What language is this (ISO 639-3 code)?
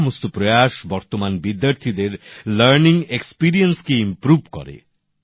ben